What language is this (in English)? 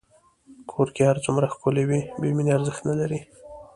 Pashto